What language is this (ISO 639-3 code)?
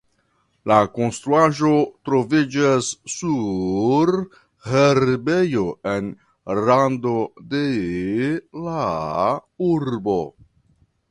epo